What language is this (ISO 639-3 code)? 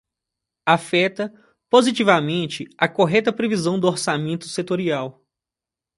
por